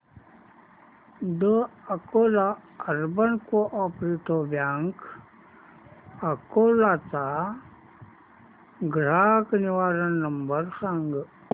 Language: Marathi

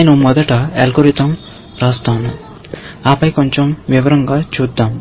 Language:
Telugu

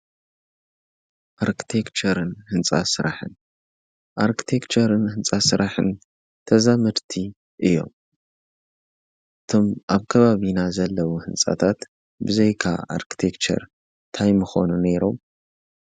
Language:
Tigrinya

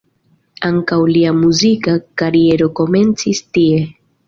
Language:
Esperanto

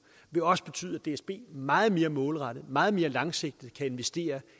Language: Danish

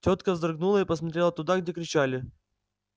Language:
Russian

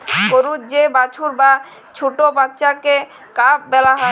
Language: Bangla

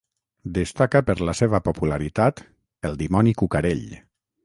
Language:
Catalan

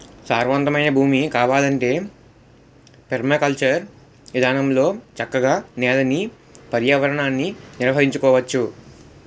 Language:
Telugu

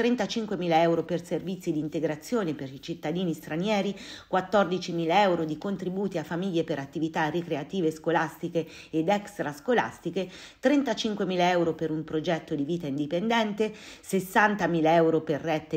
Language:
Italian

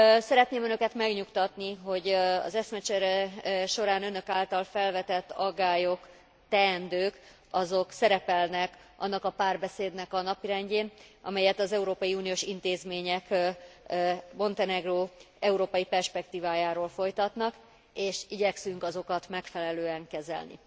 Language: Hungarian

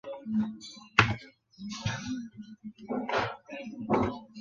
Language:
Chinese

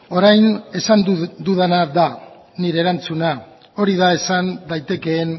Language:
Basque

